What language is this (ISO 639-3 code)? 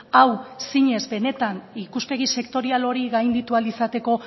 eus